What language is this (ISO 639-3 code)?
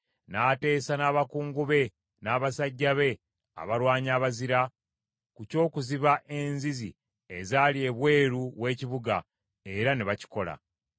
lug